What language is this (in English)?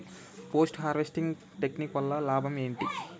Telugu